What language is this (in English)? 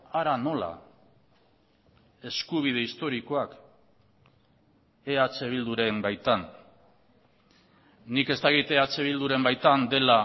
Basque